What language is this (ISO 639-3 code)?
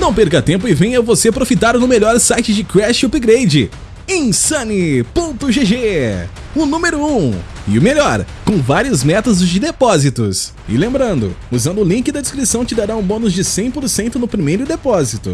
por